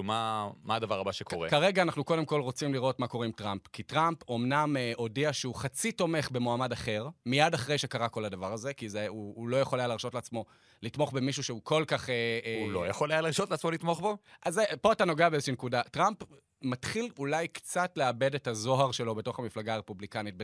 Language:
Hebrew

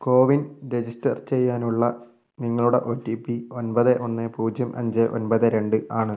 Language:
Malayalam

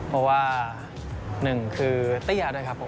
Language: Thai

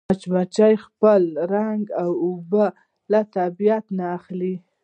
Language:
Pashto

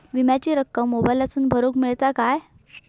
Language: Marathi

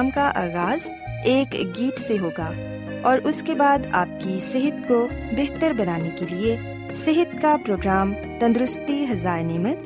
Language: Urdu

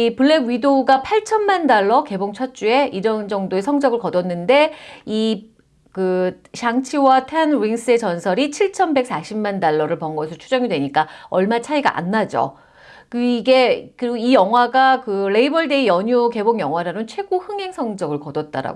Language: Korean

